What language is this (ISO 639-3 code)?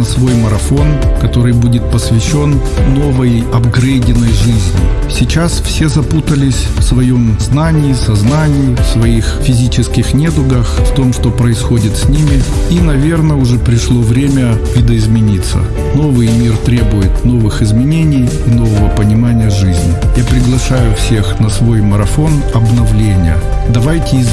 rus